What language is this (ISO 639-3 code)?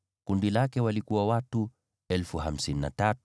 swa